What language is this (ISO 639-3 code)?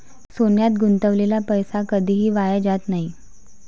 mar